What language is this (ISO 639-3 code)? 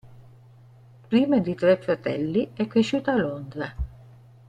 ita